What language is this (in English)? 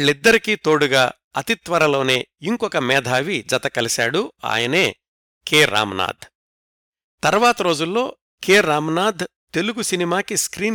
Telugu